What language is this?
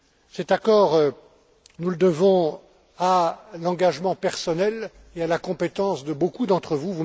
French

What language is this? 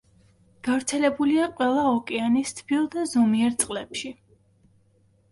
Georgian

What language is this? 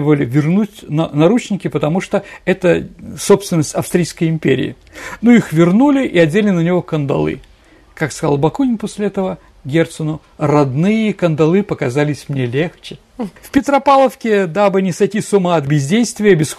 Russian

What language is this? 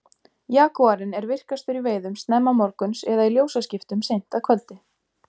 Icelandic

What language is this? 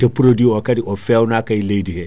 Fula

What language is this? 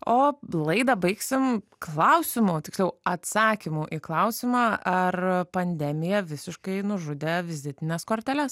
Lithuanian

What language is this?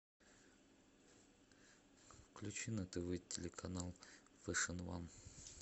Russian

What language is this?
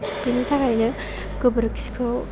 Bodo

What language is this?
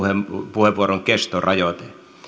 Finnish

